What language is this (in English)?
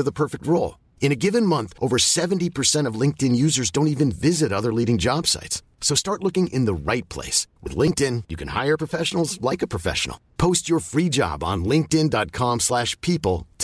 Filipino